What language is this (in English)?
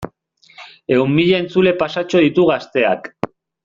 Basque